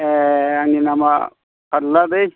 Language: Bodo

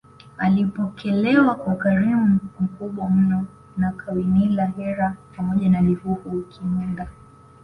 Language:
Swahili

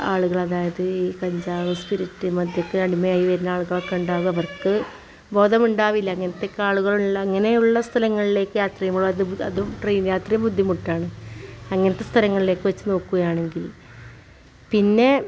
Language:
Malayalam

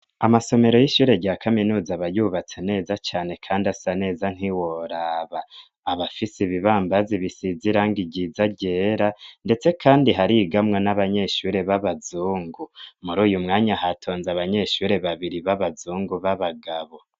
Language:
Rundi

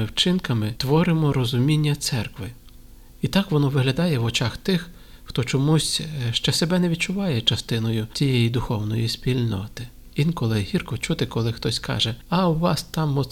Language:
Ukrainian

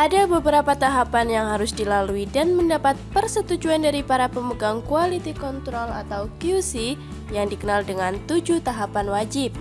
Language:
Indonesian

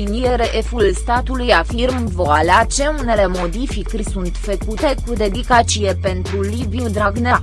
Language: Romanian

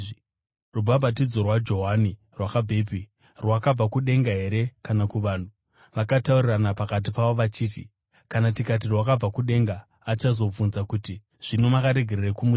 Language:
Shona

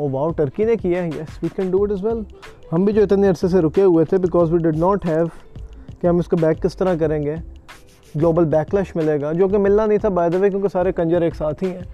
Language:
Urdu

